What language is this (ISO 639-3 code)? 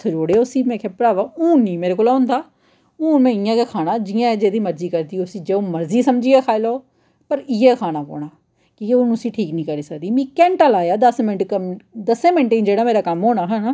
doi